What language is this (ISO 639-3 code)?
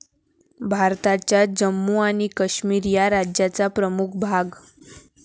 mar